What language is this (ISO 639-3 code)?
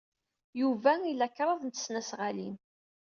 kab